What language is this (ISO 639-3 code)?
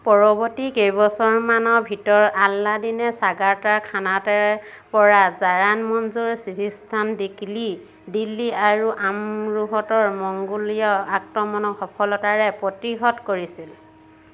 asm